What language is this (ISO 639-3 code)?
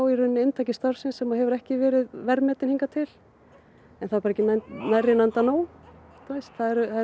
isl